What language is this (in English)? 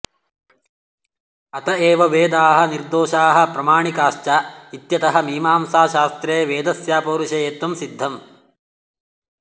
Sanskrit